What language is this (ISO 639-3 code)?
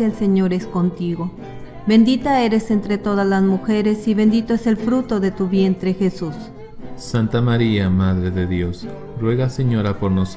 spa